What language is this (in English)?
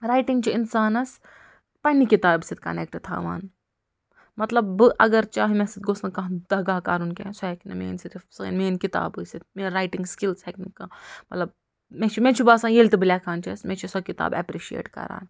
Kashmiri